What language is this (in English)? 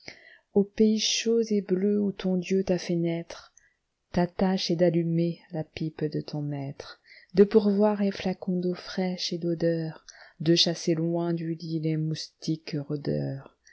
French